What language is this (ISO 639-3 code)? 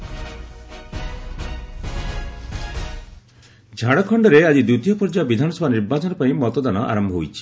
ori